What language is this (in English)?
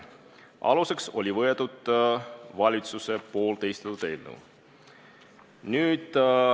Estonian